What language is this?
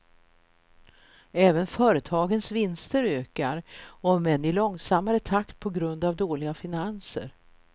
Swedish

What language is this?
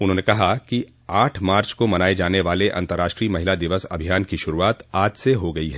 Hindi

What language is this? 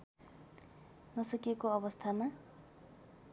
Nepali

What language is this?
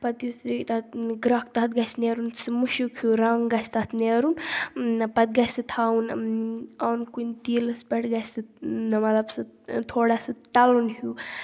Kashmiri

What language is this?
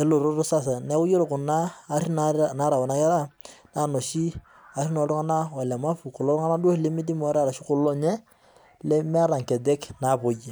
Masai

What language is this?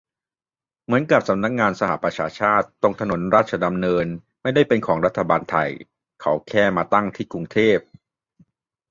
Thai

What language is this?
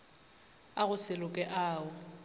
Northern Sotho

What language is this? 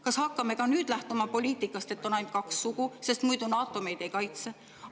Estonian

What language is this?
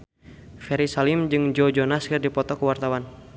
Sundanese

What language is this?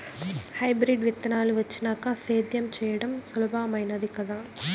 Telugu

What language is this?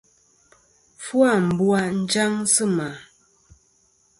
Kom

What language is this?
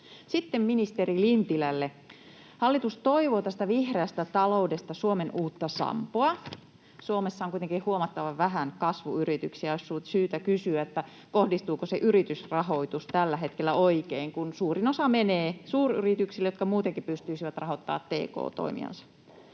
Finnish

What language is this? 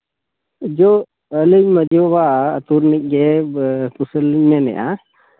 Santali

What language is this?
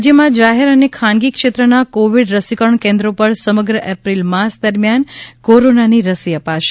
Gujarati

